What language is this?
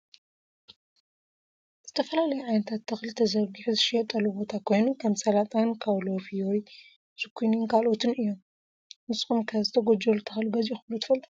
Tigrinya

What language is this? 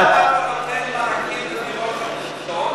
Hebrew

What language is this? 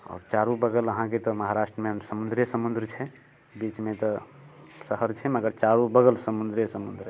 Maithili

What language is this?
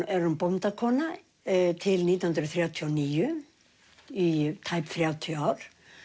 Icelandic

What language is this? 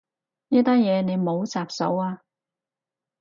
Cantonese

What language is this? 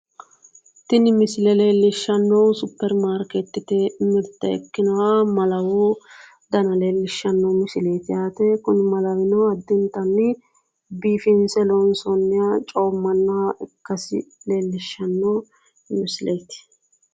Sidamo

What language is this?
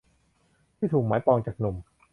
Thai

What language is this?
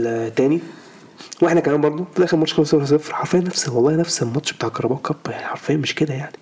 Arabic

